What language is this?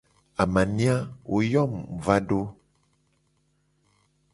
Gen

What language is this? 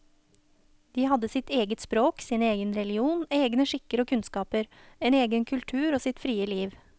Norwegian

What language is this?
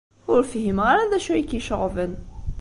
Kabyle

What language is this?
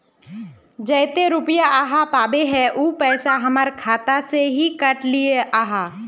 Magahi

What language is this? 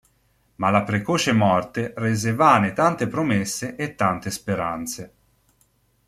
Italian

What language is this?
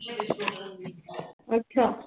Punjabi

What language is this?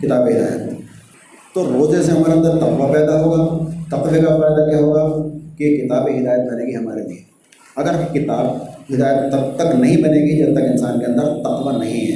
Urdu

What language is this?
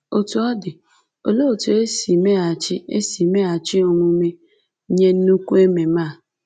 Igbo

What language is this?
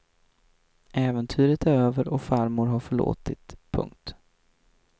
Swedish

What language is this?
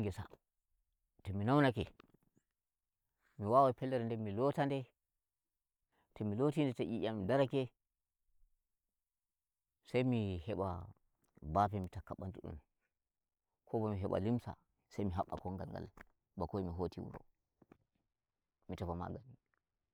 Nigerian Fulfulde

